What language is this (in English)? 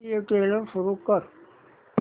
Marathi